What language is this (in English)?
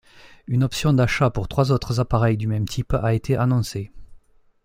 French